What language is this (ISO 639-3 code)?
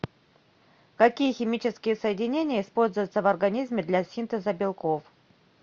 rus